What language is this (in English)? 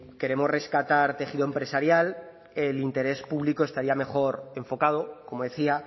Spanish